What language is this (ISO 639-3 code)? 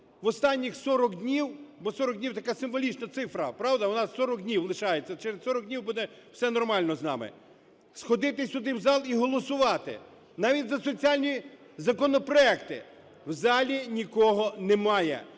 ukr